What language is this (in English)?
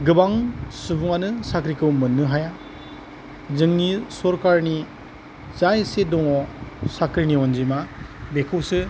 Bodo